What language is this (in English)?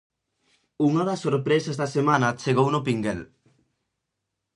Galician